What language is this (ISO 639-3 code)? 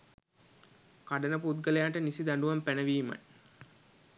sin